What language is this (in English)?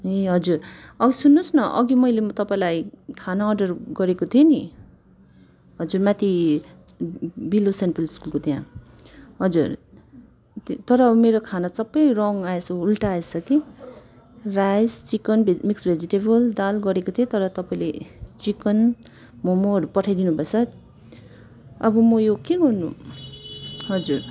Nepali